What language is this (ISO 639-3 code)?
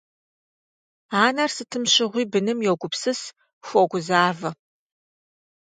kbd